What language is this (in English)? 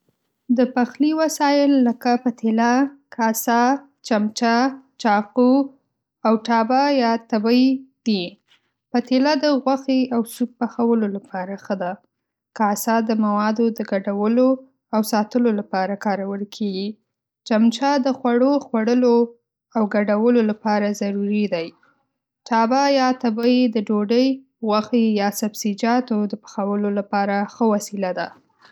Pashto